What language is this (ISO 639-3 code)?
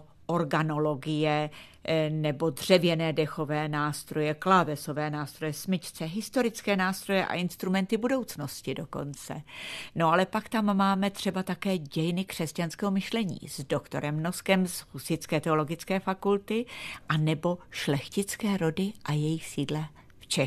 ces